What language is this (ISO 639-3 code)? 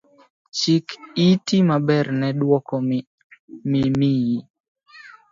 luo